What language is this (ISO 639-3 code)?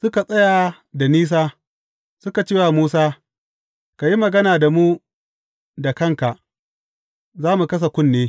hau